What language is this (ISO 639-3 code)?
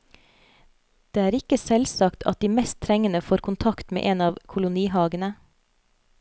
nor